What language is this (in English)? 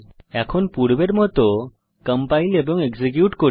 Bangla